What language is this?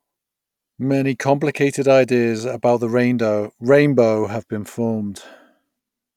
English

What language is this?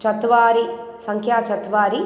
Sanskrit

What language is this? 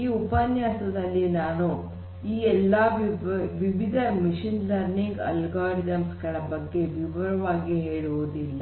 Kannada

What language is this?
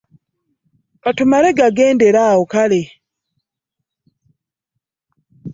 Ganda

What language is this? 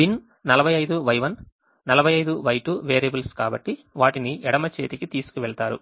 Telugu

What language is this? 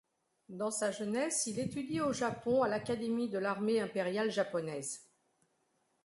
French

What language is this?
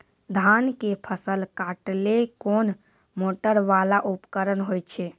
Maithili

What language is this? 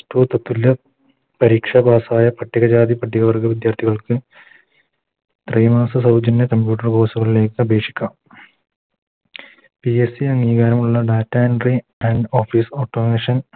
Malayalam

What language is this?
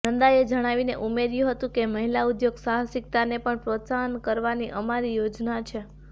Gujarati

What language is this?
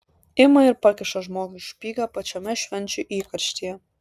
Lithuanian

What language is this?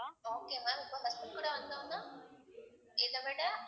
Tamil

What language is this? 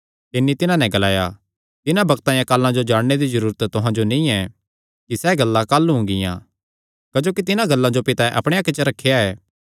Kangri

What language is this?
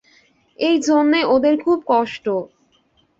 Bangla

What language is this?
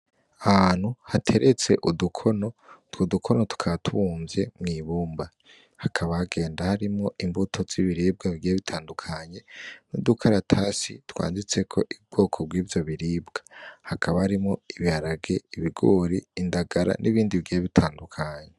Rundi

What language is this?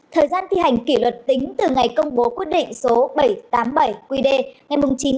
Vietnamese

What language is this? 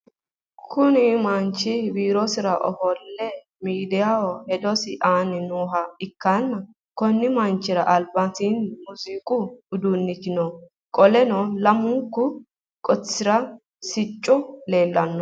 Sidamo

